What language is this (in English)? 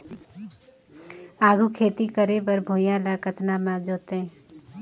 Chhattisgarhi